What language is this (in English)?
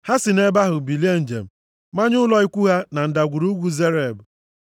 Igbo